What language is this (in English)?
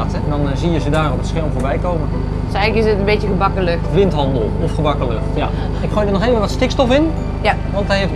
Dutch